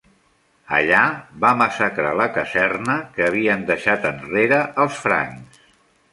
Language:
Catalan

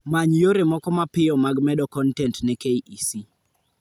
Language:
Luo (Kenya and Tanzania)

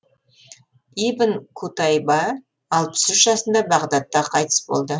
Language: Kazakh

